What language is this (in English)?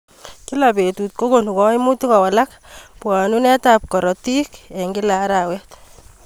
Kalenjin